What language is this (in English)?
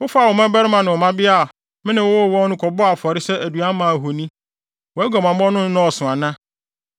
Akan